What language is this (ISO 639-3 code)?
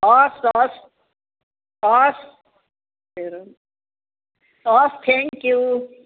nep